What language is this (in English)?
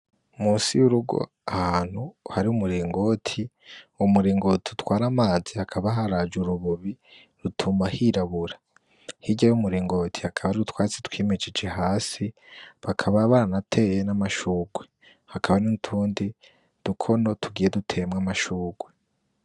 Rundi